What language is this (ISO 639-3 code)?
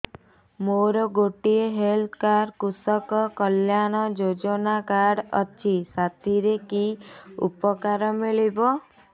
ori